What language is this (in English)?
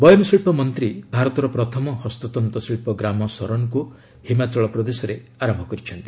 Odia